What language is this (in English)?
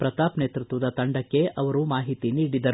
Kannada